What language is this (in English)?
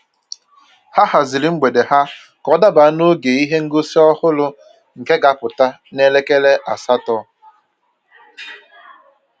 Igbo